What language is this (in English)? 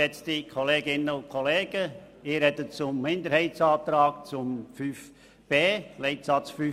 Swiss German